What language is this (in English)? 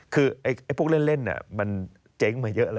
Thai